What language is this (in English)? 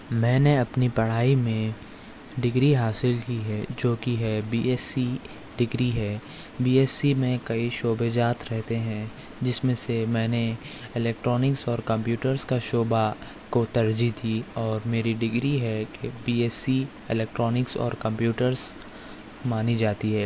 Urdu